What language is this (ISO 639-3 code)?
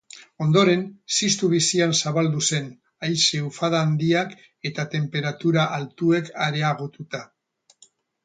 eus